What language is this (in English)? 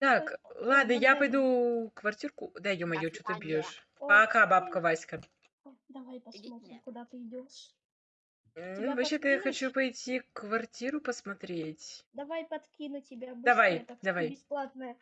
Russian